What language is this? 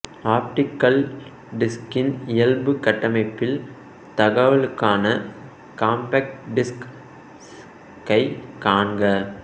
Tamil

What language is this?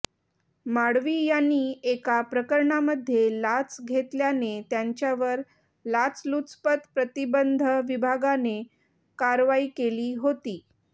Marathi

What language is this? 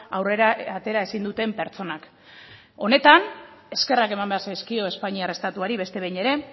Basque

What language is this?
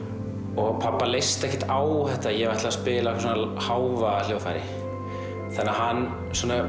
Icelandic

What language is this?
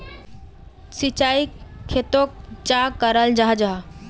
Magahi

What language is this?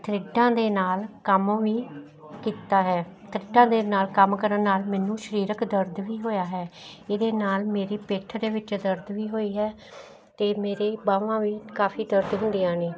Punjabi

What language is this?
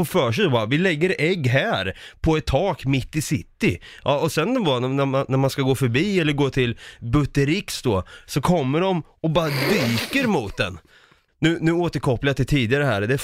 Swedish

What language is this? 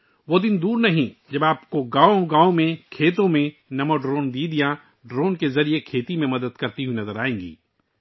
Urdu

